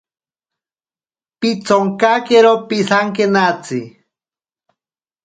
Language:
Ashéninka Perené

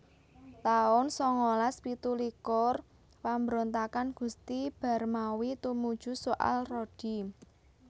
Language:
Javanese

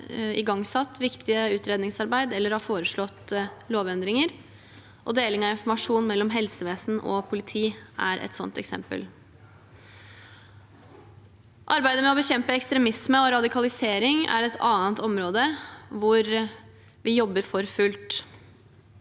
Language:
Norwegian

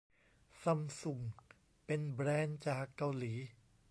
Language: Thai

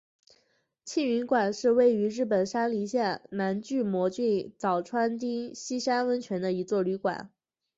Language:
Chinese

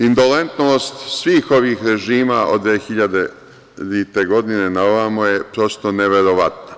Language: Serbian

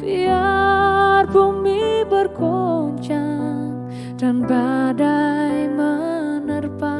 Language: Indonesian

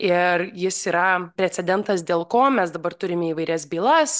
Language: Lithuanian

